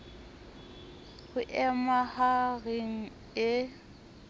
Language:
Southern Sotho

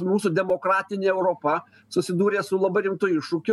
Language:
Lithuanian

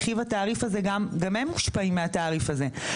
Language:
Hebrew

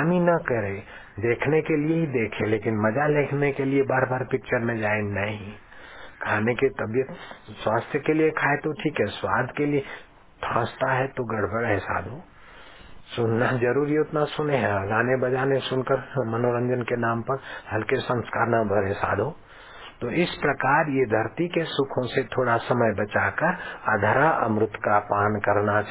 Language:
Hindi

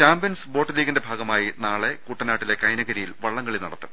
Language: Malayalam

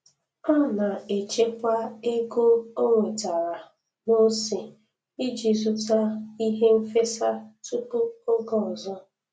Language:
Igbo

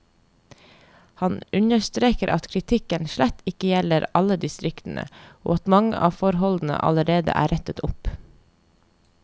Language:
Norwegian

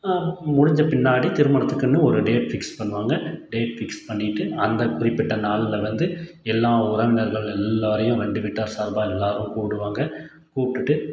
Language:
Tamil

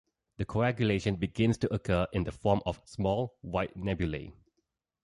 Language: English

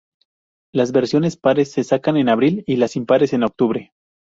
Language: Spanish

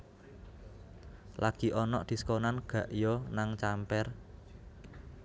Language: Javanese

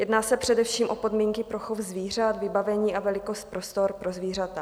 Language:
Czech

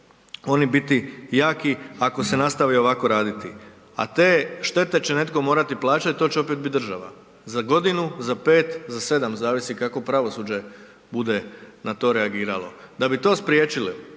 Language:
Croatian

